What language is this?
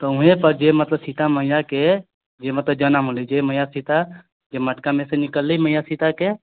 Maithili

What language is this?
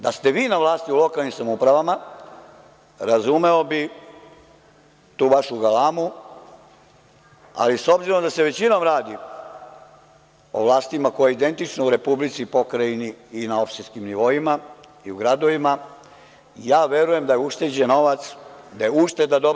Serbian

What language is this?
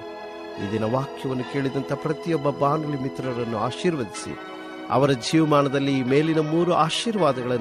Kannada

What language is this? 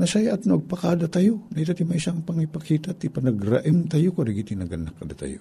Filipino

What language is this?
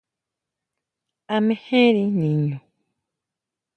Huautla Mazatec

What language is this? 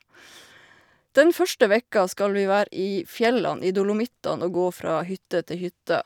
Norwegian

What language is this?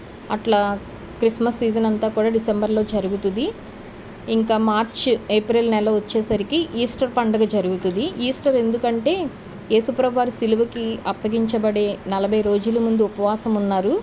Telugu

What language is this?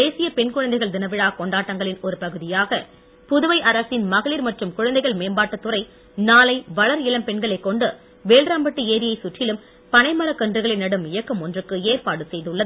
Tamil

